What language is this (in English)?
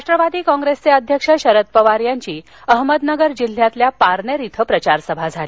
Marathi